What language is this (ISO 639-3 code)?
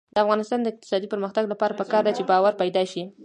pus